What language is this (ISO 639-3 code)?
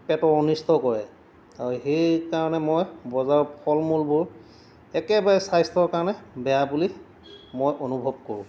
asm